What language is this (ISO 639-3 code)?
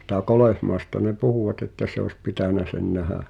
fin